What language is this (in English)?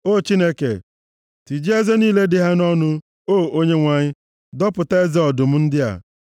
Igbo